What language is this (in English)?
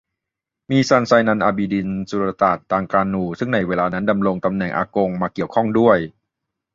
Thai